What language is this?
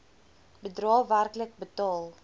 Afrikaans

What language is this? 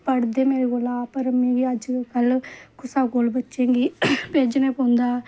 Dogri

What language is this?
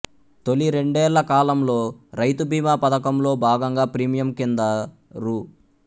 Telugu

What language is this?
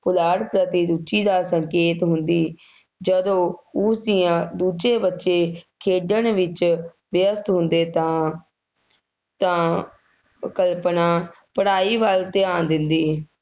Punjabi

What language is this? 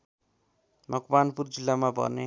Nepali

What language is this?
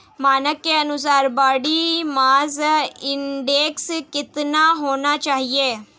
Hindi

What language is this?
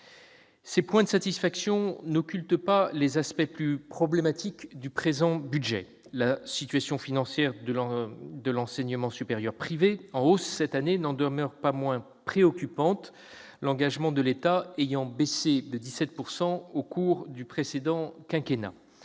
French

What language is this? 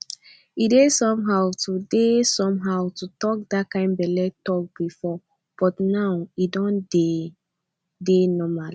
Nigerian Pidgin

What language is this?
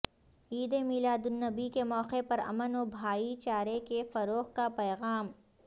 Urdu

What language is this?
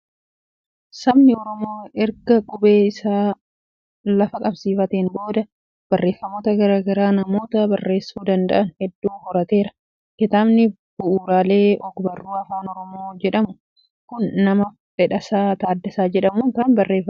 Oromo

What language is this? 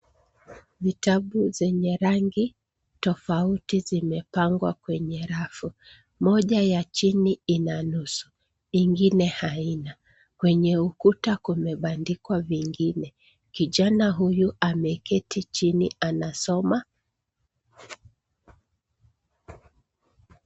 Swahili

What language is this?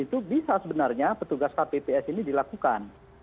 Indonesian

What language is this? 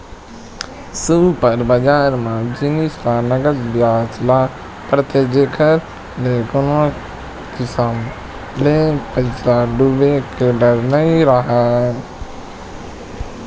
Chhattisgarhi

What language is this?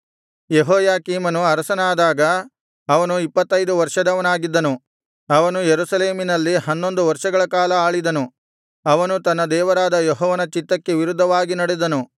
Kannada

